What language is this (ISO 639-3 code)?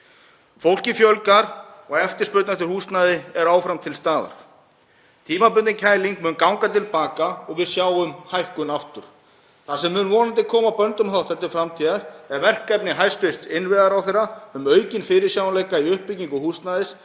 isl